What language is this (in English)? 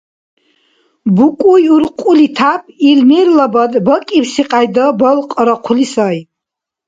Dargwa